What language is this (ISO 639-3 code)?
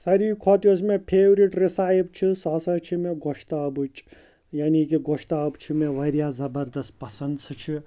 kas